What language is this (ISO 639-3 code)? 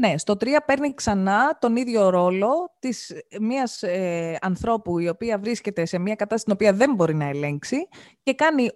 ell